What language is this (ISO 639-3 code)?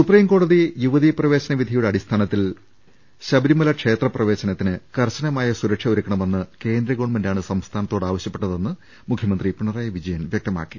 mal